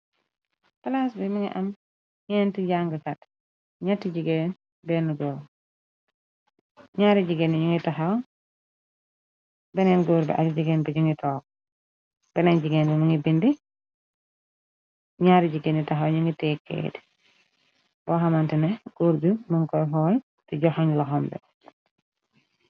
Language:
Wolof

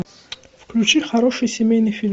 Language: Russian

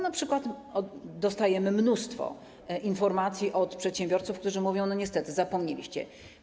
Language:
Polish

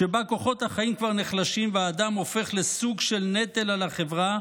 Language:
Hebrew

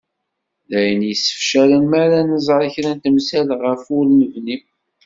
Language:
Kabyle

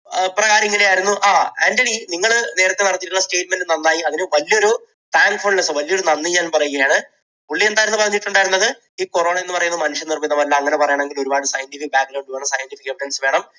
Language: Malayalam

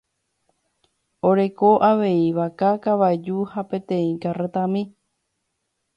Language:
Guarani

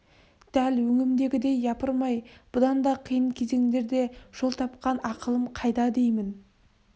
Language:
Kazakh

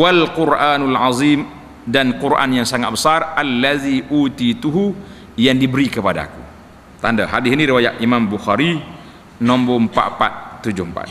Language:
Malay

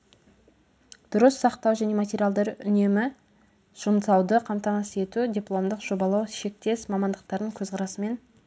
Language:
Kazakh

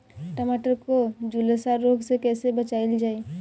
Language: Bhojpuri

